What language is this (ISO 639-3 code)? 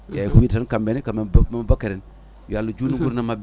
ful